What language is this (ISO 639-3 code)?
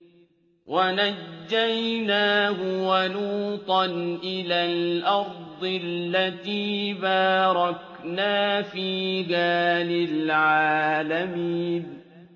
ara